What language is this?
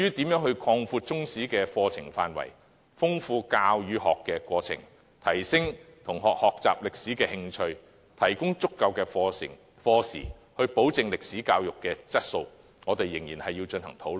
Cantonese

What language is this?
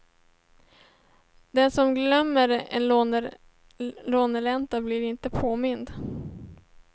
Swedish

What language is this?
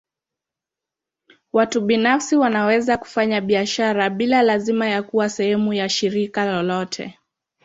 Swahili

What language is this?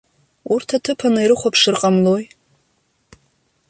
Abkhazian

